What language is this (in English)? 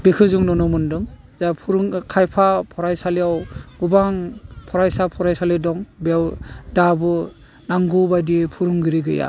Bodo